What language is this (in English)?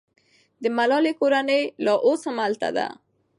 Pashto